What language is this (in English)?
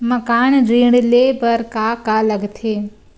Chhattisgarhi